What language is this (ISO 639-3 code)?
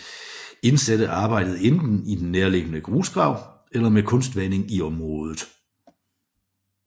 dan